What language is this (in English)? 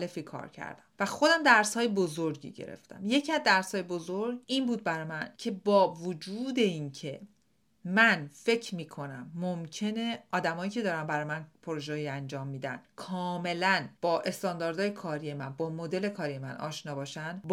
Persian